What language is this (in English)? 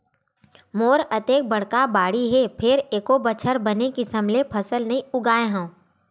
Chhattisgarhi